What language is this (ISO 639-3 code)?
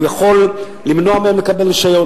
heb